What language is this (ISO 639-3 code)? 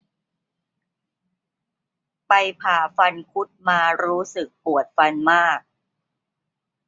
tha